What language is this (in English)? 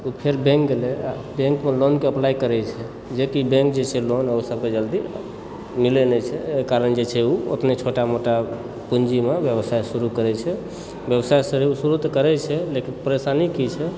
Maithili